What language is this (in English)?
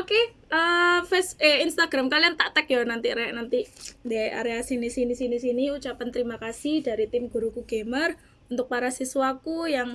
Indonesian